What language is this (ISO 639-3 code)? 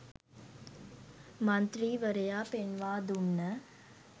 sin